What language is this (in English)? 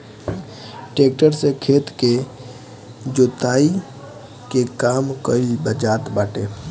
Bhojpuri